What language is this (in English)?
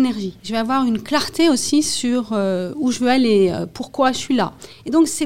French